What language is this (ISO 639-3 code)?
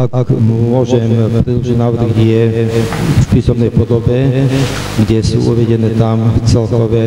slk